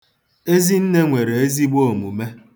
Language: Igbo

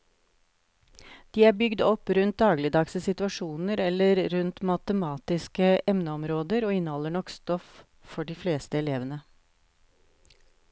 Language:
Norwegian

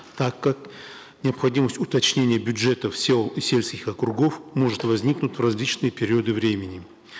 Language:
Kazakh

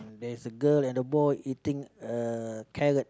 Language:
English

